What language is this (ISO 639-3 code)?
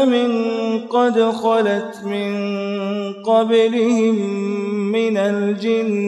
ara